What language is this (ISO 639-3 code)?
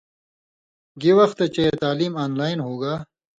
mvy